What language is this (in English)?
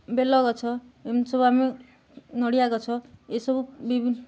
Odia